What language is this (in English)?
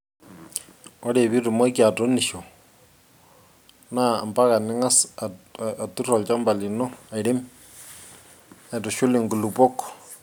Masai